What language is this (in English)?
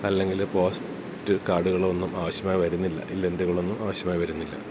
Malayalam